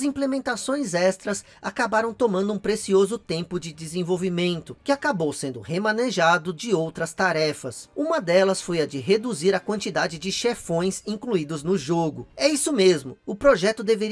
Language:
Portuguese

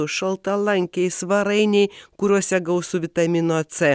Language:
Lithuanian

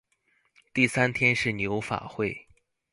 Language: Chinese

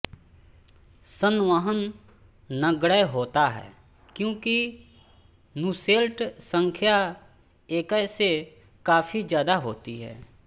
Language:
Hindi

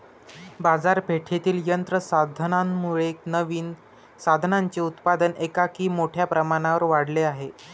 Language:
Marathi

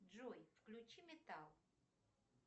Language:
Russian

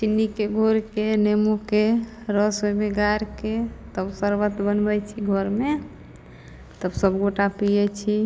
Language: Maithili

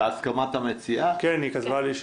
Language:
Hebrew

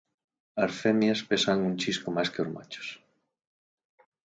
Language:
Galician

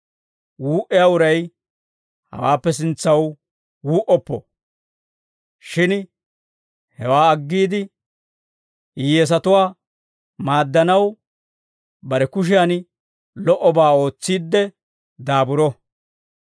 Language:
Dawro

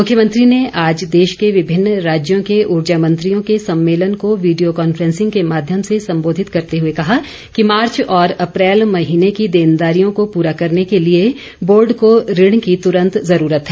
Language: Hindi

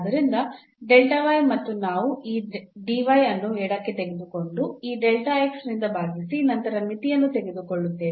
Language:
Kannada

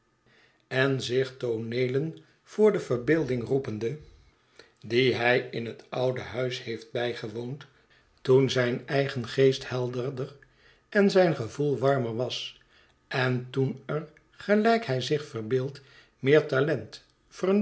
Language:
Dutch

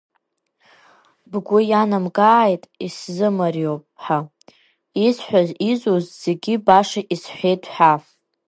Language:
Abkhazian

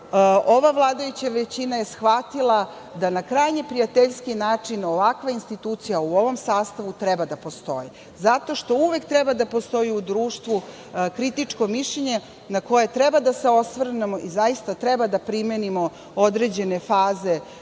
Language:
Serbian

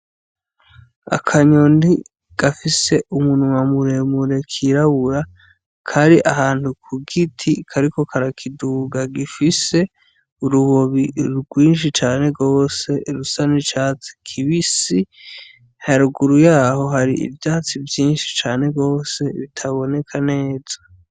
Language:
Rundi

